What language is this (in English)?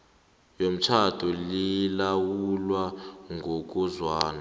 South Ndebele